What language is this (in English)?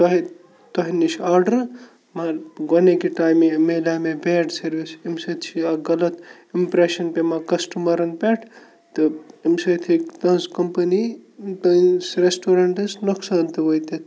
Kashmiri